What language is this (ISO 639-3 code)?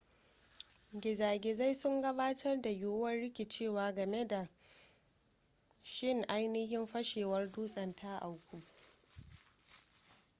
hau